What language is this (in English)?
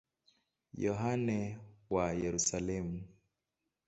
Swahili